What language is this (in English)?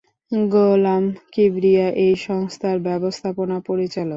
Bangla